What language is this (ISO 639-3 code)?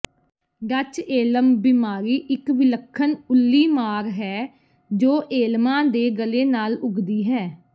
pan